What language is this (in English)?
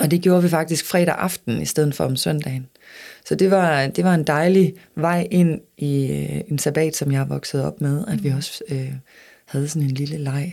Danish